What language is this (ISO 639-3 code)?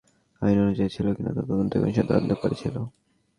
ben